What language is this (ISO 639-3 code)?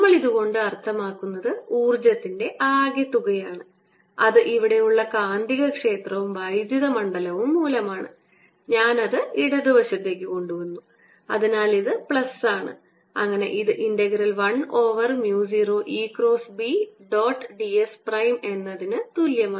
mal